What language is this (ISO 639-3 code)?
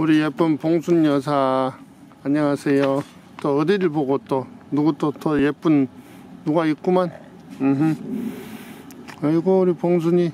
kor